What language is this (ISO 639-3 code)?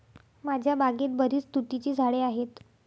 mar